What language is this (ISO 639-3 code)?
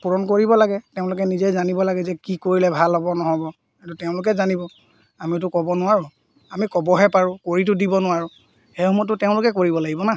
asm